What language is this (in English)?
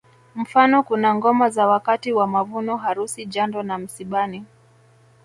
Swahili